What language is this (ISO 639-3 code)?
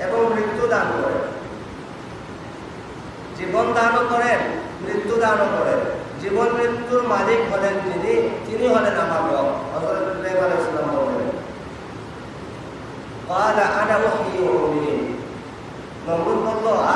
ind